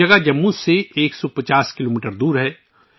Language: Urdu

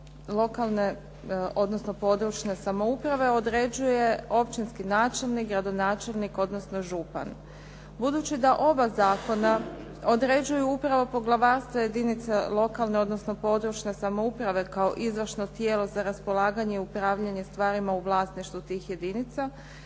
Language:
Croatian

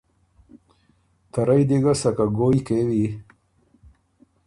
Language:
Ormuri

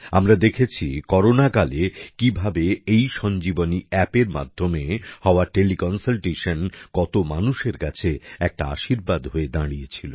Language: Bangla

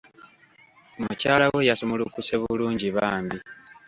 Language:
Ganda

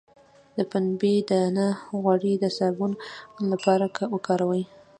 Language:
Pashto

